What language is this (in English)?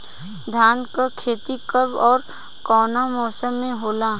Bhojpuri